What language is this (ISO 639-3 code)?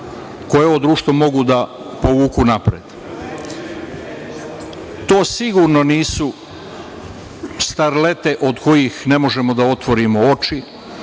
srp